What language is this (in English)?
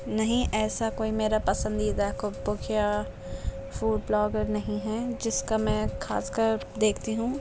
Urdu